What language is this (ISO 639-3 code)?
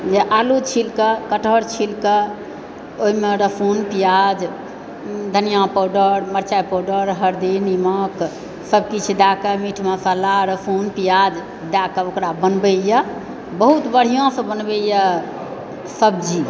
mai